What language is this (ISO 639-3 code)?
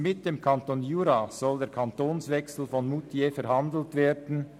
gsw